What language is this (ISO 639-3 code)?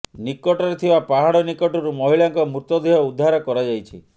ori